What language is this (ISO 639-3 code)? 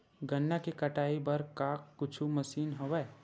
hne